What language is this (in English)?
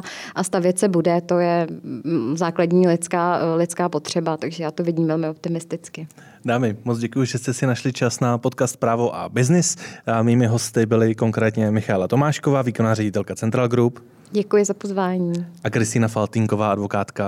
Czech